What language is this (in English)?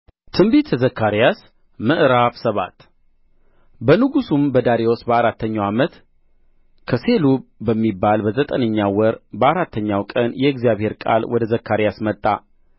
Amharic